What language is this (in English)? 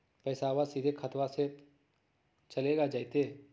Magahi